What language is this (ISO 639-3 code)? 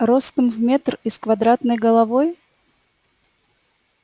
rus